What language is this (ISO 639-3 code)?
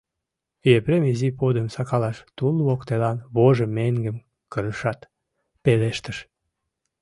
chm